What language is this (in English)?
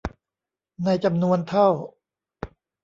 Thai